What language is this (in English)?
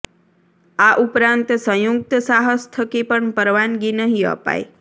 Gujarati